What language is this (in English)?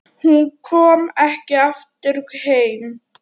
Icelandic